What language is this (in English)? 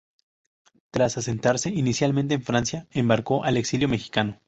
Spanish